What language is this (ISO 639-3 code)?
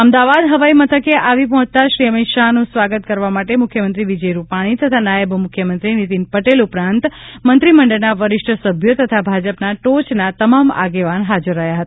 guj